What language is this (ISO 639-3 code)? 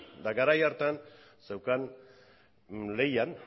eus